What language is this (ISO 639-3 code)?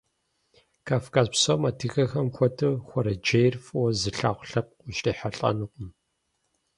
kbd